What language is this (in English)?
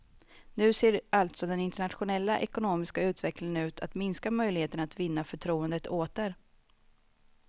Swedish